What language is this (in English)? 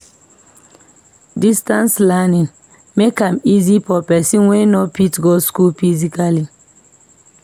Nigerian Pidgin